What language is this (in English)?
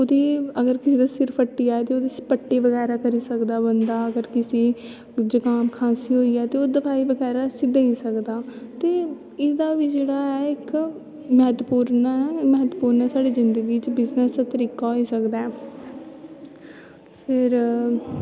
Dogri